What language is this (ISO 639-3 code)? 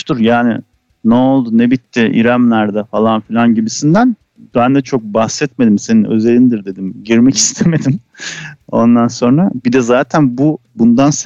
tur